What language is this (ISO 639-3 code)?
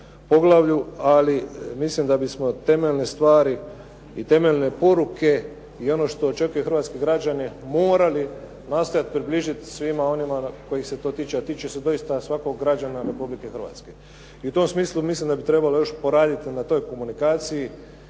hrv